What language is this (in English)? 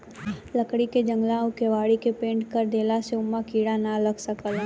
Bhojpuri